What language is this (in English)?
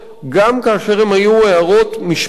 Hebrew